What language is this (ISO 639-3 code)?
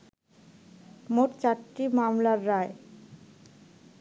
ben